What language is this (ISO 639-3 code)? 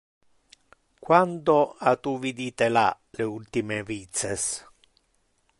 ina